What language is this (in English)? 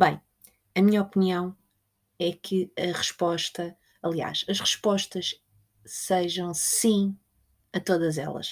Portuguese